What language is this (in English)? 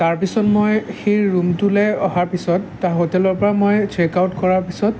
Assamese